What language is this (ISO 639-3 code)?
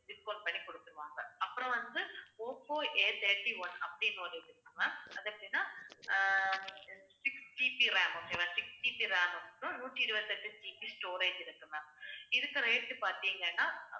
tam